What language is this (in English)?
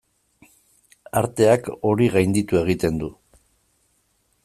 Basque